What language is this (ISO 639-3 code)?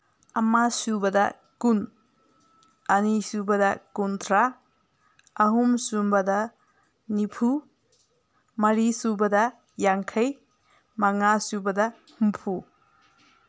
mni